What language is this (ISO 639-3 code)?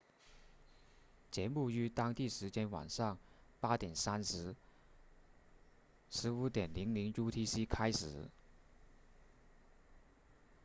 zho